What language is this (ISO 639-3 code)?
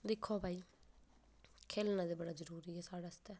doi